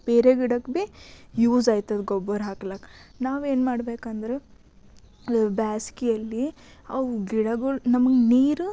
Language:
Kannada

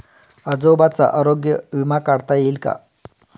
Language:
Marathi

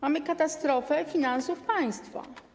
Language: Polish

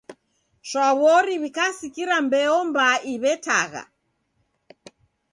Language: Taita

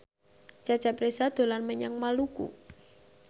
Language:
Javanese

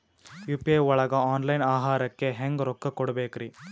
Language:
Kannada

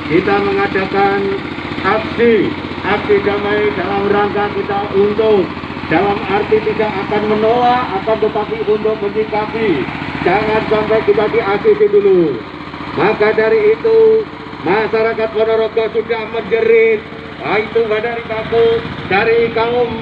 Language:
Indonesian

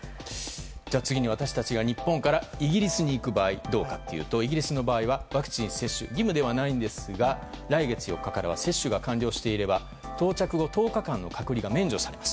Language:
Japanese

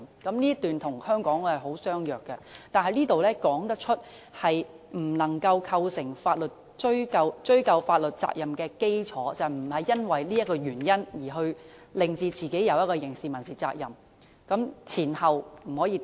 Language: Cantonese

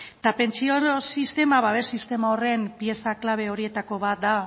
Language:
Basque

